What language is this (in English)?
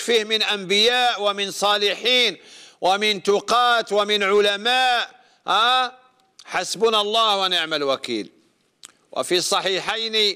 Arabic